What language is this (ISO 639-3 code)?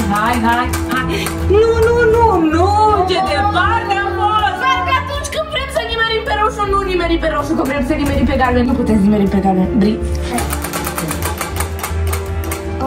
ron